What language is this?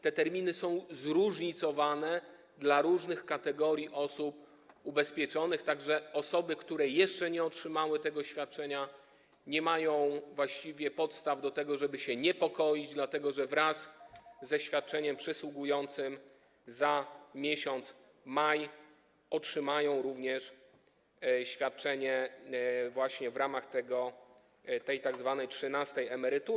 Polish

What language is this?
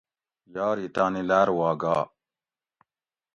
Gawri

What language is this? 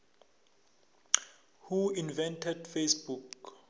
South Ndebele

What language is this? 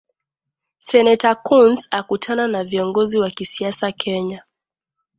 Swahili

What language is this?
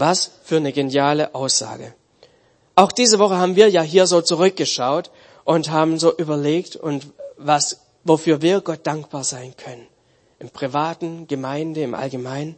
German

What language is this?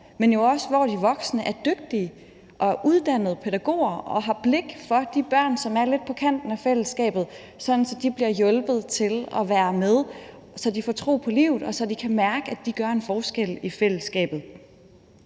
Danish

